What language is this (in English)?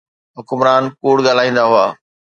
Sindhi